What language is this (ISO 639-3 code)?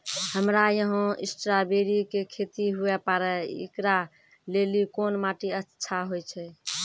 mai